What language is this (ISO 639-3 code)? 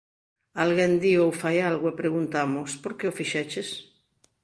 glg